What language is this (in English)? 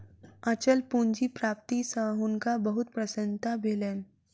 Maithili